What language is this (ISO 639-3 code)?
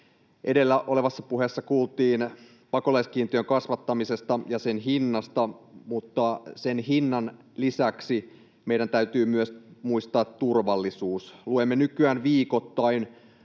fin